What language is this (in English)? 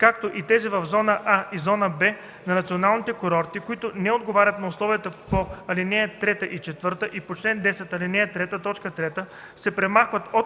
Bulgarian